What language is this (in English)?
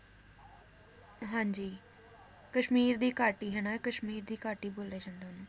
Punjabi